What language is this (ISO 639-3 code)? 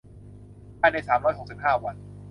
tha